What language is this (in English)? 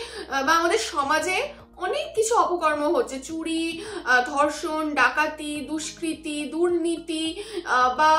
Bangla